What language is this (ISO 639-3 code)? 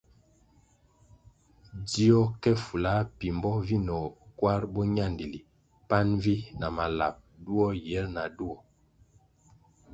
nmg